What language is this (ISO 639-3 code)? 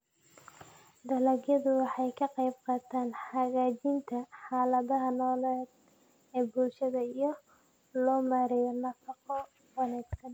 som